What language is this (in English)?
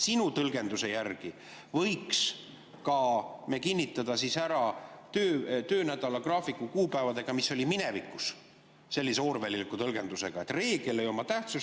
Estonian